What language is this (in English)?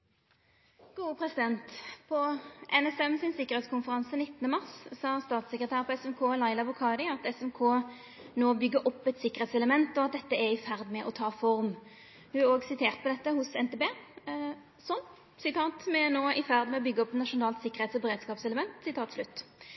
Norwegian Nynorsk